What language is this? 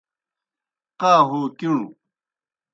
Kohistani Shina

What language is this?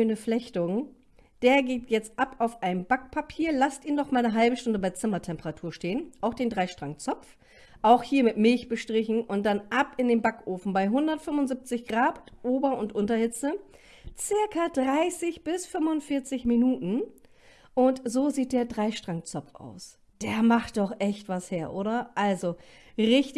German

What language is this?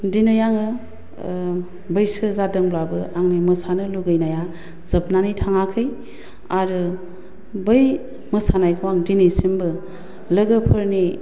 Bodo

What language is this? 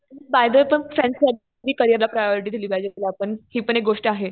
Marathi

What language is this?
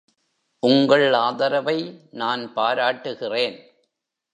Tamil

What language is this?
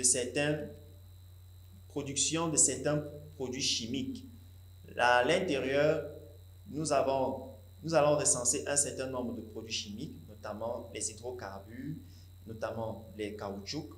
French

